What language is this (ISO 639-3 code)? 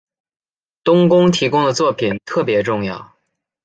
zho